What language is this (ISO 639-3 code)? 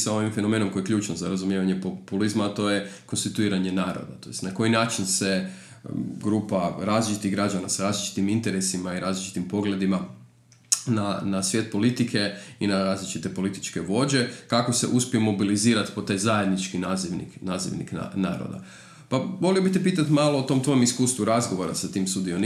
hrv